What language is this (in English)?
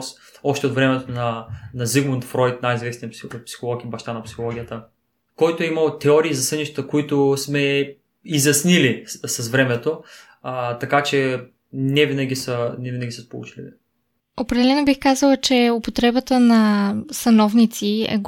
Bulgarian